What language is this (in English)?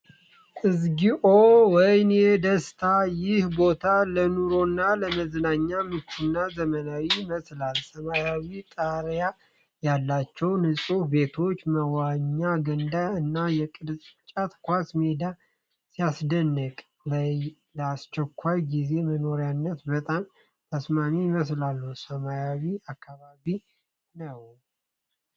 Amharic